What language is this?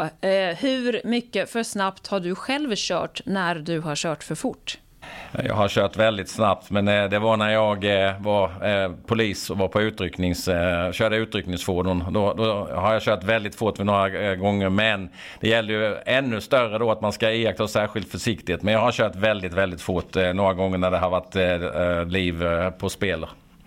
Swedish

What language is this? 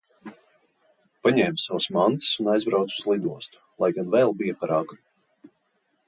Latvian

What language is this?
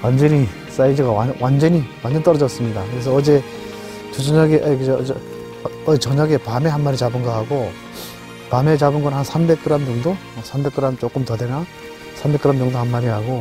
Korean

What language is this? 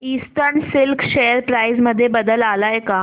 Marathi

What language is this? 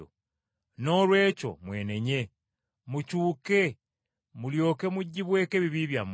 Ganda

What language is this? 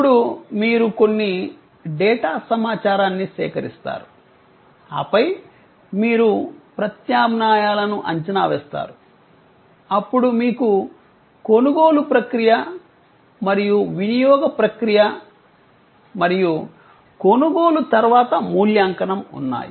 Telugu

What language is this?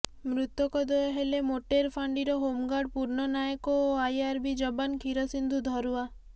Odia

